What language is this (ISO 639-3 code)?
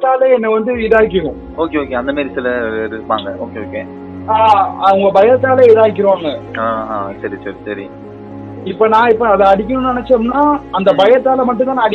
tam